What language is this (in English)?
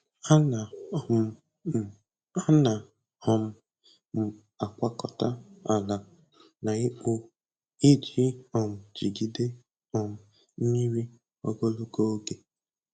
Igbo